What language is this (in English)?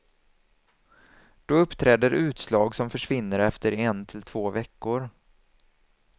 Swedish